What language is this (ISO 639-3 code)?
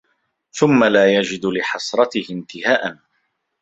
ara